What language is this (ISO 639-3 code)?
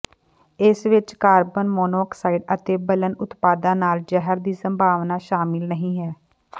pan